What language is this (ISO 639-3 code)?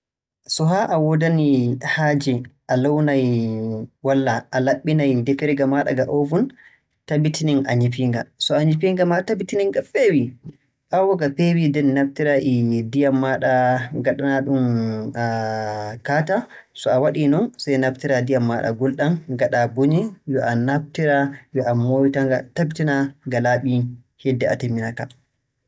fue